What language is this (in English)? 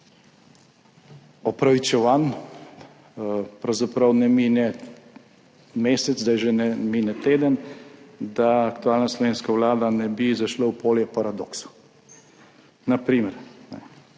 Slovenian